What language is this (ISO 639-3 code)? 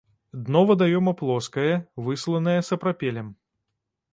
bel